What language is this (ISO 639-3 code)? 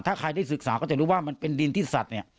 tha